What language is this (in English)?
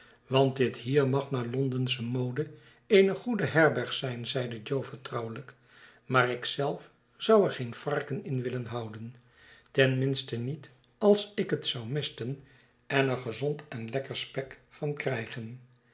Dutch